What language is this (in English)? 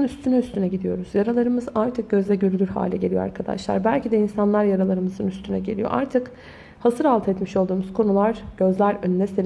Turkish